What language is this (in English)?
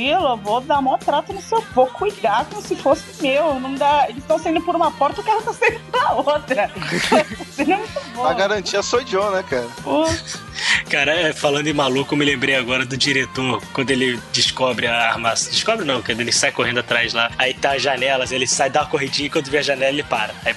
Portuguese